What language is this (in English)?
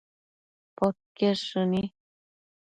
Matsés